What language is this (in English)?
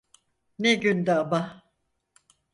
Turkish